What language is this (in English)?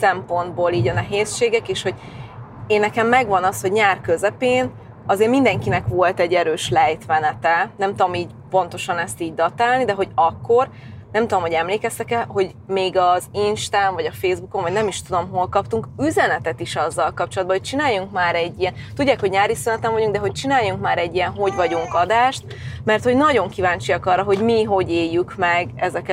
Hungarian